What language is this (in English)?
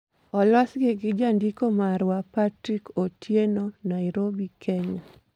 Luo (Kenya and Tanzania)